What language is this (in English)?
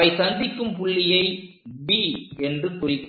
Tamil